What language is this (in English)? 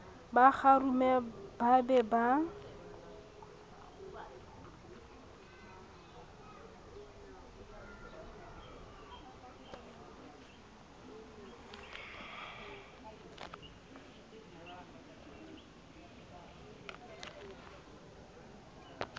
Southern Sotho